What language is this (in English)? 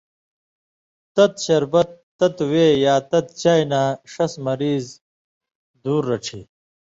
Indus Kohistani